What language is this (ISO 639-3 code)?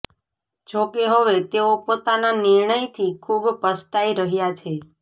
guj